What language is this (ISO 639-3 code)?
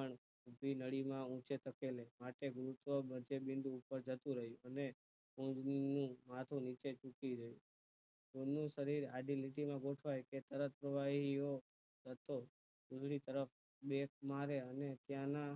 guj